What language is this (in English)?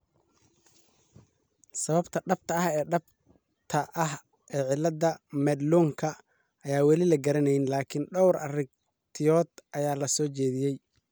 Somali